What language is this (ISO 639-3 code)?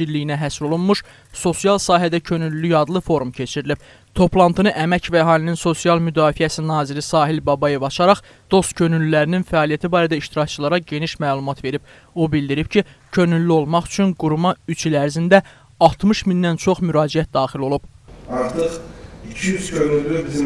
tur